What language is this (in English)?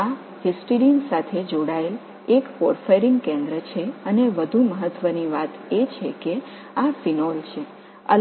Tamil